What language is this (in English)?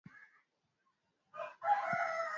Swahili